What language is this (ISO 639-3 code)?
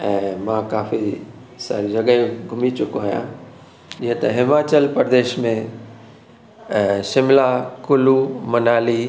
snd